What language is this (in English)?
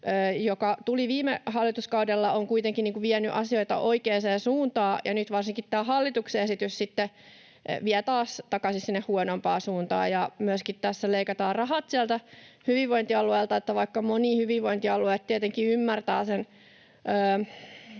Finnish